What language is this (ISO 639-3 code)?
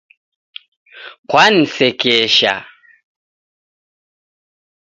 dav